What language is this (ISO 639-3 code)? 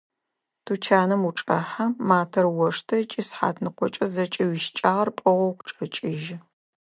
ady